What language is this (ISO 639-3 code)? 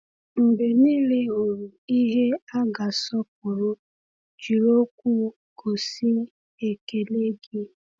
ibo